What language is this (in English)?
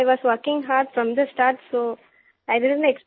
Hindi